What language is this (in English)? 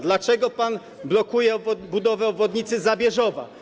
Polish